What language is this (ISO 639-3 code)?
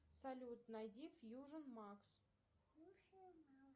rus